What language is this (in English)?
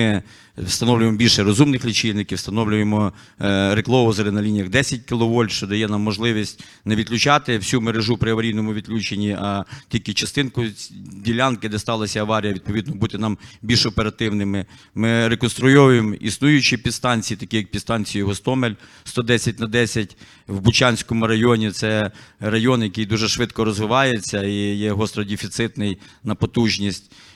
Ukrainian